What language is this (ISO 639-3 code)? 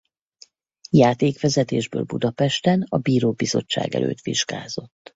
hun